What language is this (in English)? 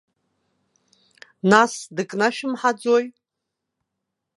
Abkhazian